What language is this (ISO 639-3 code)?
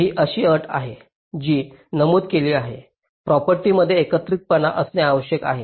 mar